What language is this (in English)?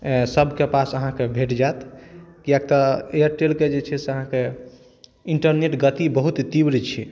Maithili